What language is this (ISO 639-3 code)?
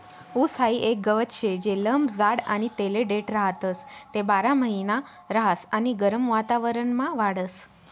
mar